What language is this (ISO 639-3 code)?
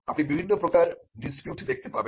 ben